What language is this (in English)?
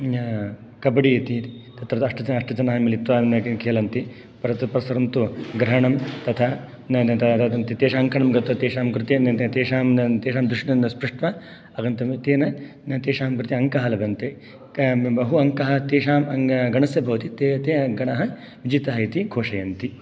Sanskrit